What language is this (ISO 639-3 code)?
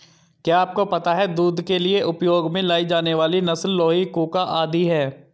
hin